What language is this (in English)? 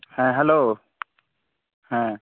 Santali